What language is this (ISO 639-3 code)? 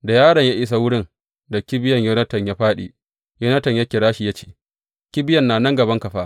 hau